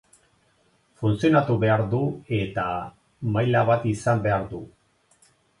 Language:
Basque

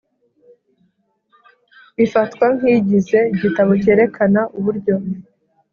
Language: Kinyarwanda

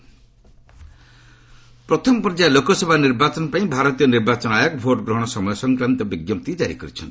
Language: Odia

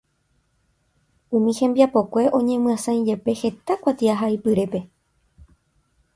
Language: Guarani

